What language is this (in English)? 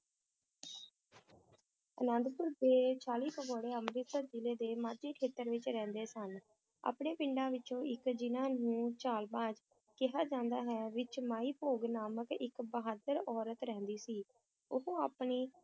Punjabi